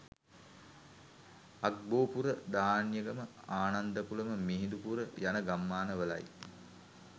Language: Sinhala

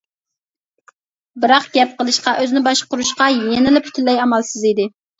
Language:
Uyghur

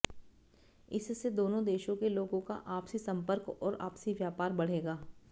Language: Hindi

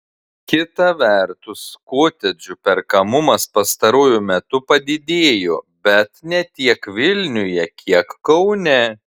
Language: Lithuanian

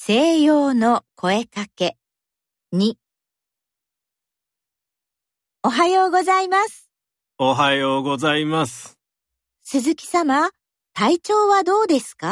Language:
Japanese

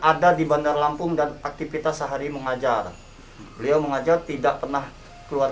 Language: Indonesian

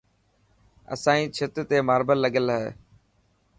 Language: Dhatki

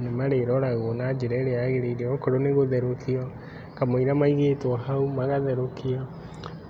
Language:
Kikuyu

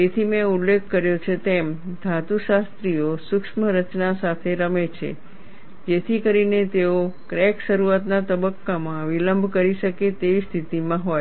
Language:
Gujarati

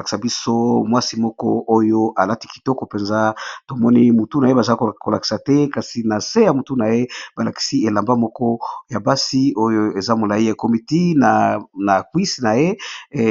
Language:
Lingala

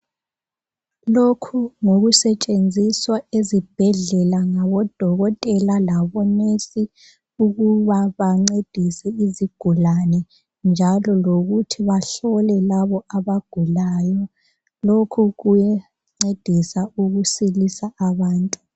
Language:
North Ndebele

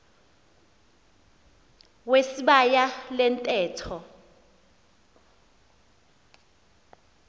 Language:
Xhosa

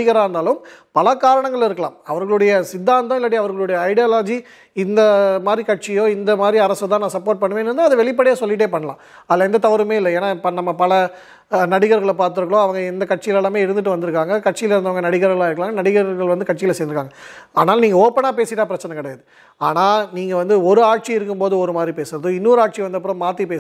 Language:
Tamil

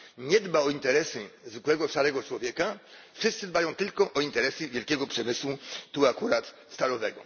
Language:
Polish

